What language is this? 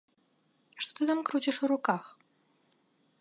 Belarusian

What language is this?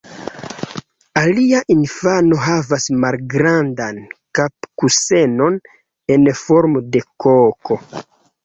Esperanto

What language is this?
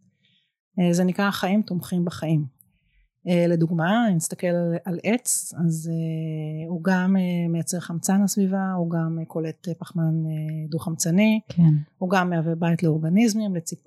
Hebrew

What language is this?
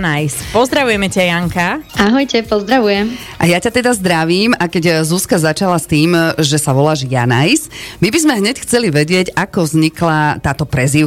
Slovak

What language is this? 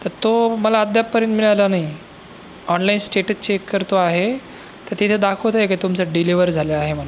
Marathi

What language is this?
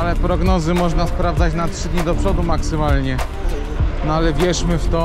Polish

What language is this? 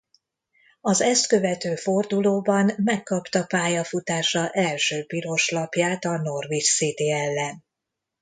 Hungarian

